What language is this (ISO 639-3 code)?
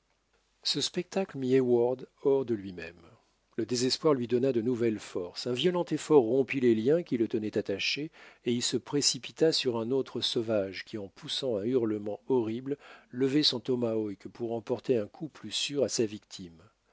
fra